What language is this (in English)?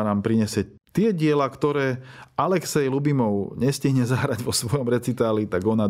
Slovak